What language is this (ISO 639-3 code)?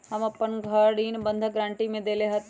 mag